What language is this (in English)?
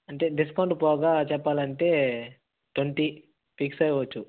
Telugu